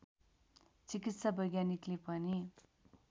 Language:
Nepali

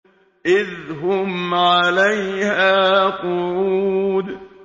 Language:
Arabic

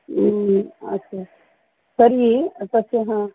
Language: Sanskrit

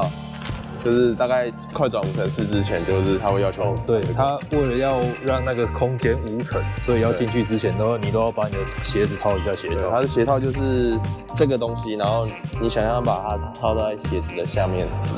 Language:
Chinese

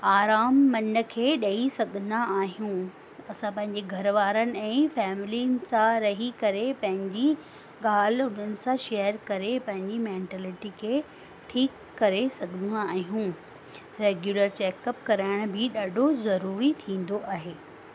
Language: Sindhi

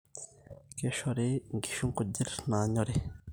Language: Masai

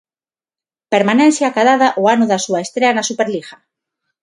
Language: Galician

